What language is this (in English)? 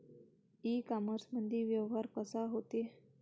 Marathi